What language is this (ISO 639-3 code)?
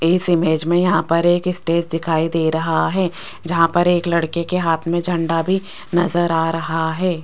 hin